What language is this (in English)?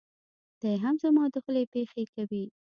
Pashto